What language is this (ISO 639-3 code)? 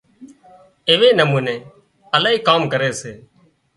kxp